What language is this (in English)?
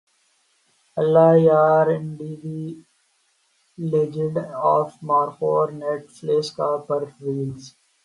Urdu